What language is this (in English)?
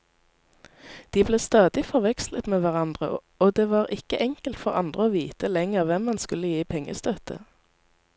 Norwegian